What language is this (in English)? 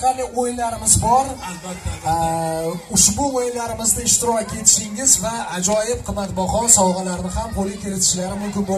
Turkish